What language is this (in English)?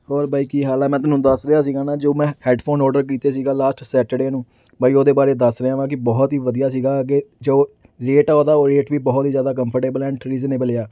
Punjabi